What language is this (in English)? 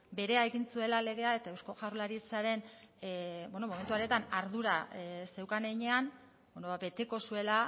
Basque